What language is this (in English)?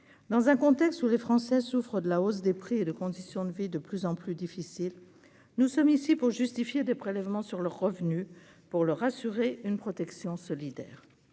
French